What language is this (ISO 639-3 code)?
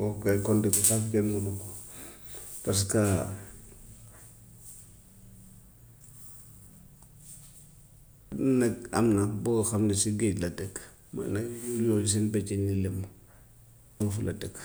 wof